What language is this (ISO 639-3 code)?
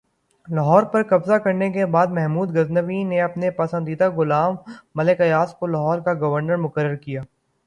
urd